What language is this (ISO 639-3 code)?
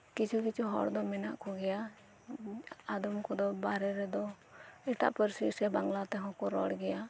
sat